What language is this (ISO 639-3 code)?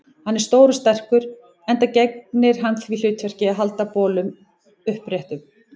isl